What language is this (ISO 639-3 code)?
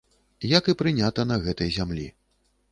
bel